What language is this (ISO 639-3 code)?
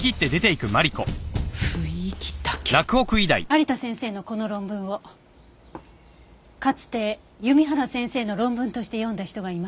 jpn